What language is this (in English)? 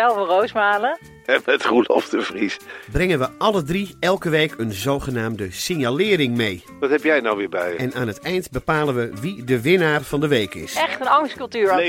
Dutch